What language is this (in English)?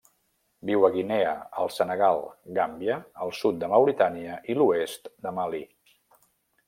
Catalan